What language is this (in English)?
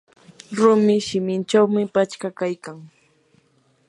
Yanahuanca Pasco Quechua